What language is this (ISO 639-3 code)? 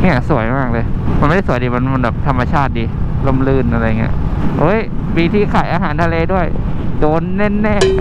tha